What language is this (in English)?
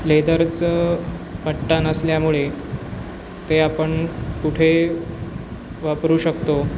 Marathi